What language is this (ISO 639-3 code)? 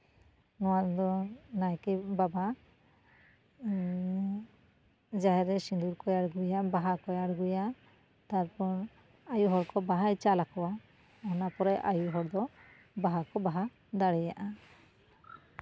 sat